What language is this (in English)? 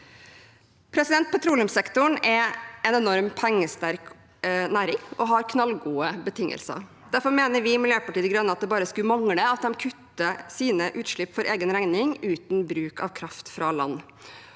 Norwegian